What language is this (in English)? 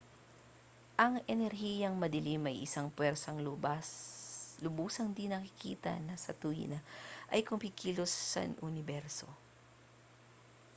Filipino